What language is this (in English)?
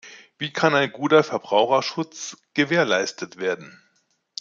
German